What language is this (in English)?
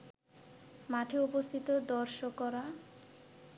Bangla